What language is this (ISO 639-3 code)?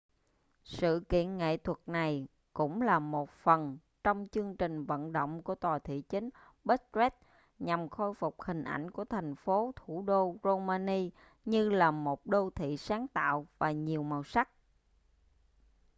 vie